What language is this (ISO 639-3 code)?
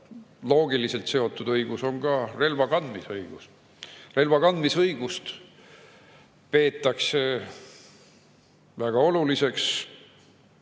est